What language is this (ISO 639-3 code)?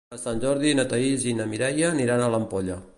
cat